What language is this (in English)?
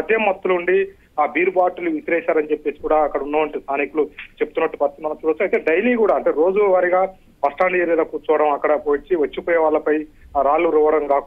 Telugu